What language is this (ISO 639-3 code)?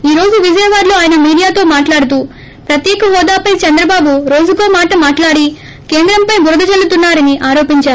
tel